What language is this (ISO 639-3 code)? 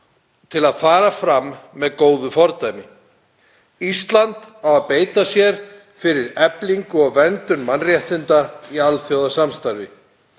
isl